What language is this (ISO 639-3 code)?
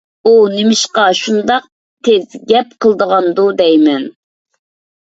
uig